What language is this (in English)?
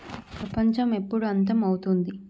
Telugu